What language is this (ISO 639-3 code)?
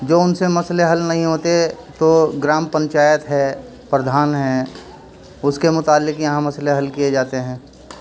urd